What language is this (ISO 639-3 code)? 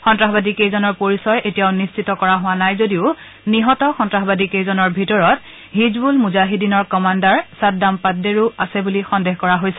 asm